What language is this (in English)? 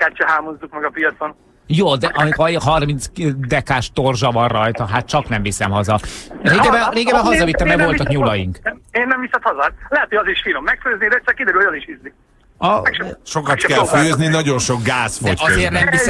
Hungarian